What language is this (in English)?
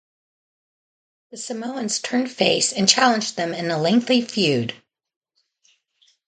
English